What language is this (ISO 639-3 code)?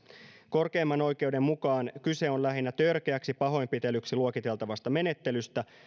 fin